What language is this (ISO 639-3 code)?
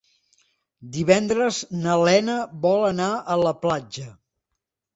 cat